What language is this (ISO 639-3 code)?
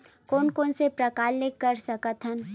hne